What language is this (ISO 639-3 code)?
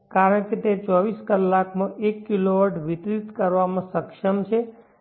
guj